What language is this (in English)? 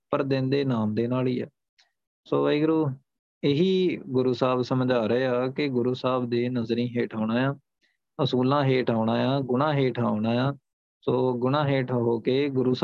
Punjabi